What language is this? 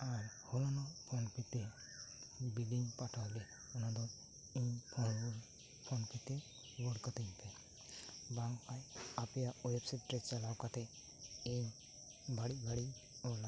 Santali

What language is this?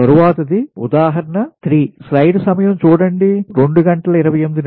Telugu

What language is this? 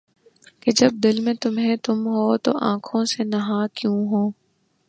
Urdu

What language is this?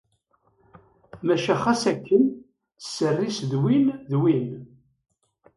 Kabyle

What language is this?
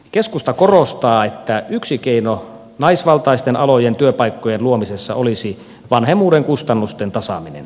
Finnish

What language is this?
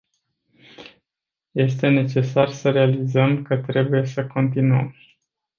Romanian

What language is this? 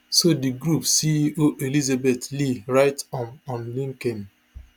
Nigerian Pidgin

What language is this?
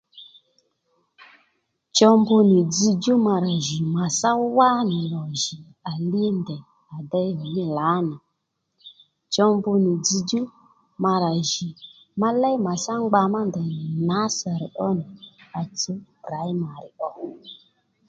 Lendu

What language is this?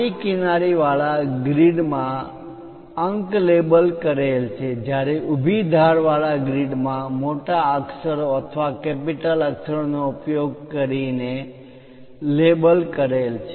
Gujarati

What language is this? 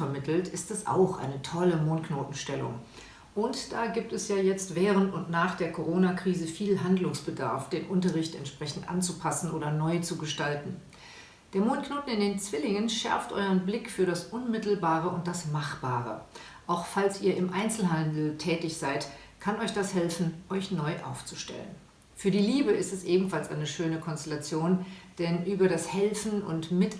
German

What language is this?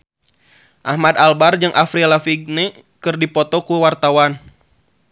Sundanese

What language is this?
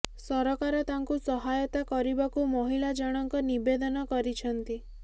Odia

